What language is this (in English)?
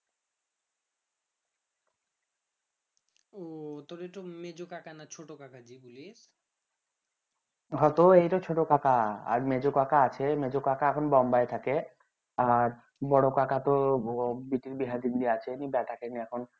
Bangla